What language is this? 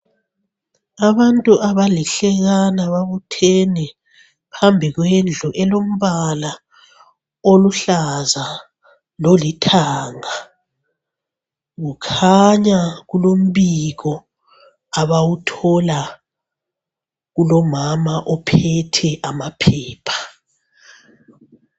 North Ndebele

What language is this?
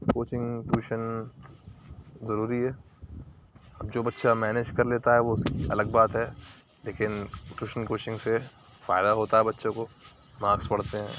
Urdu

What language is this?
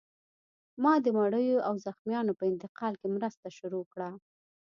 Pashto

